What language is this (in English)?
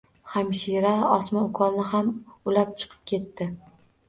Uzbek